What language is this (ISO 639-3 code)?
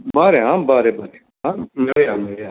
kok